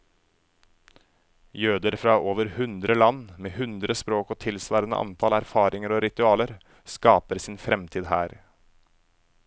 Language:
Norwegian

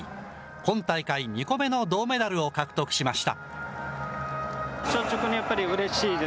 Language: Japanese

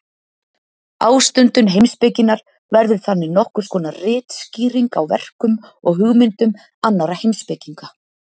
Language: Icelandic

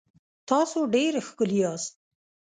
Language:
Pashto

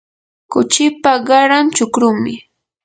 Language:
Yanahuanca Pasco Quechua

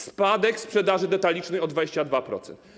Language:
Polish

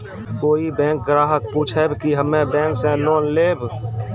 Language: Maithili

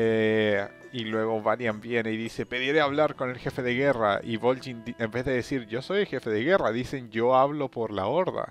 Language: Spanish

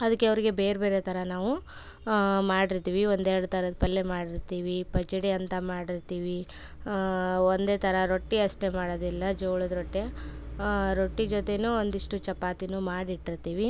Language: Kannada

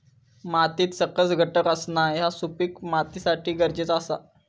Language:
Marathi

